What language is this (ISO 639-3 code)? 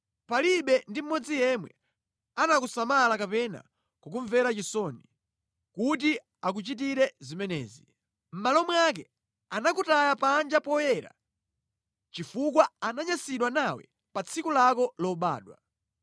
nya